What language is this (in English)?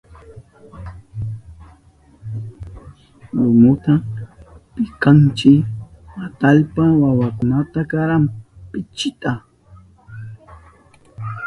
Southern Pastaza Quechua